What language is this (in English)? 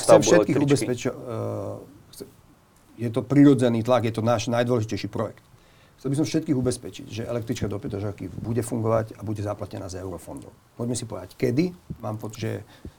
Slovak